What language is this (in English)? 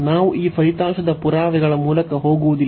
Kannada